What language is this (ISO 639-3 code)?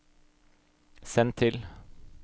nor